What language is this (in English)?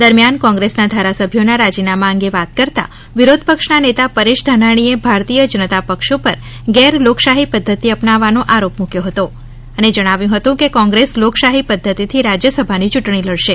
Gujarati